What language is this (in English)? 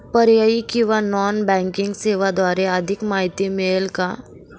Marathi